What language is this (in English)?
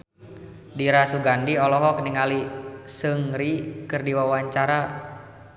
Sundanese